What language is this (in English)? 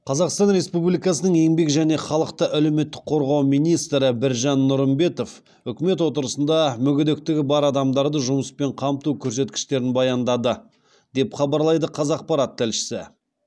Kazakh